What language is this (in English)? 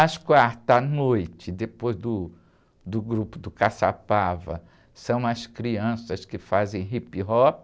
Portuguese